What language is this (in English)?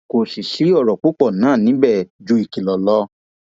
Yoruba